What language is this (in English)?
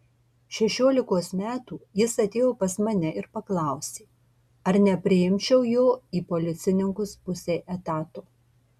Lithuanian